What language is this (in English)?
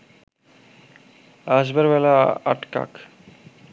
Bangla